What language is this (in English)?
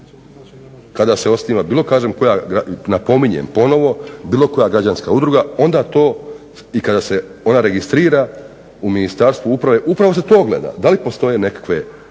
Croatian